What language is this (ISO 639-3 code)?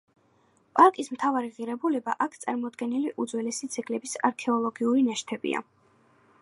kat